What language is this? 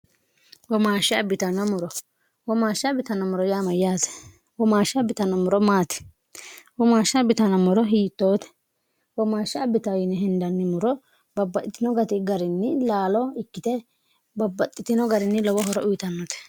Sidamo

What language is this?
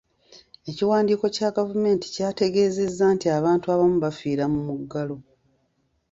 Ganda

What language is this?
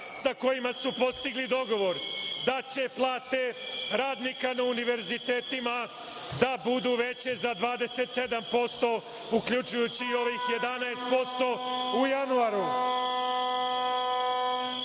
Serbian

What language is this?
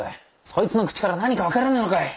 Japanese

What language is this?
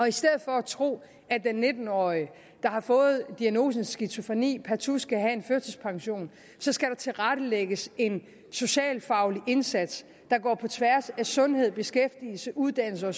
Danish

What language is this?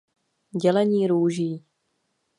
Czech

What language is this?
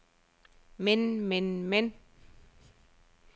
Danish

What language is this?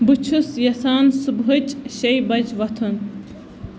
Kashmiri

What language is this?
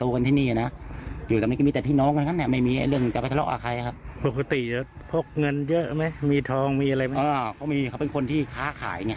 Thai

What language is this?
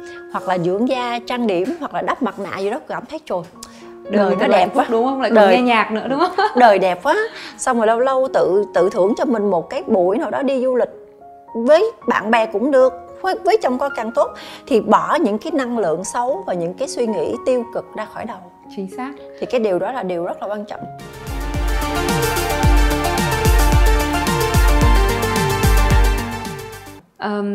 Vietnamese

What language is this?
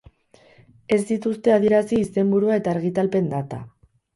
Basque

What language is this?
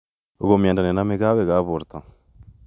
Kalenjin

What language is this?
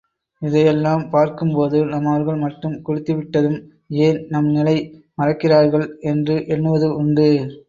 Tamil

